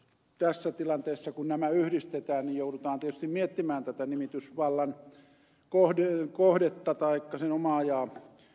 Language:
Finnish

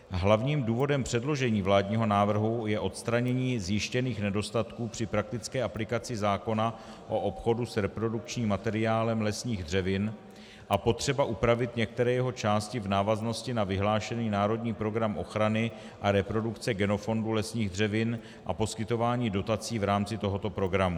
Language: Czech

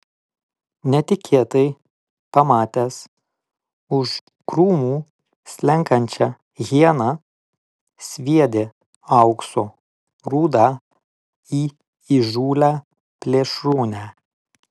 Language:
Lithuanian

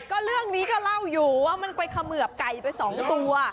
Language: Thai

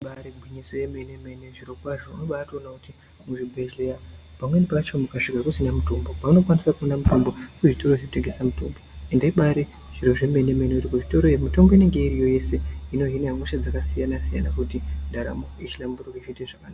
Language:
Ndau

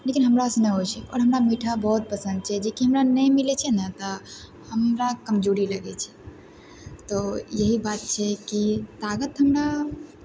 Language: Maithili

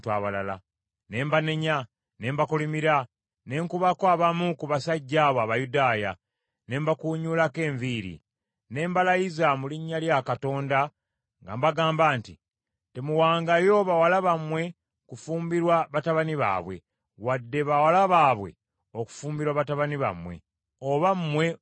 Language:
Ganda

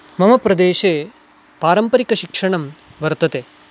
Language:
Sanskrit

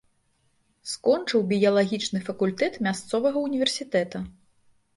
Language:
Belarusian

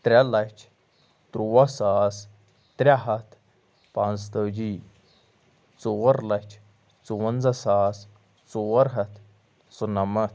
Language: Kashmiri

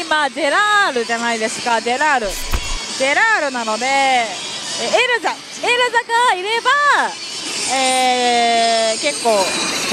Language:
Japanese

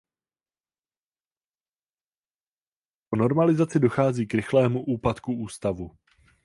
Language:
Czech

